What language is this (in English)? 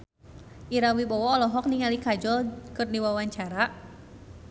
Sundanese